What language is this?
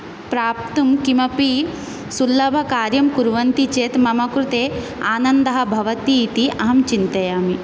Sanskrit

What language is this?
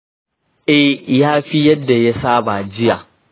Hausa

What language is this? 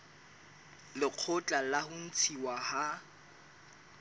Southern Sotho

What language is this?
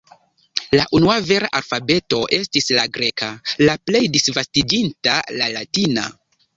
Esperanto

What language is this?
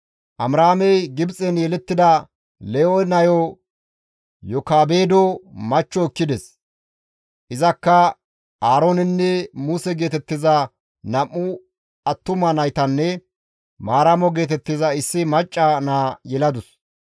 Gamo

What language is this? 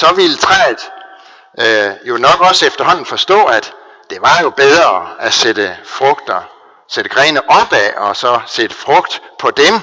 Danish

